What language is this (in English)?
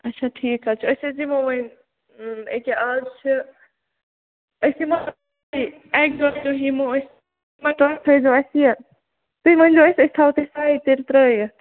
Kashmiri